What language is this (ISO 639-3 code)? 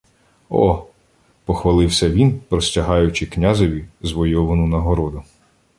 ukr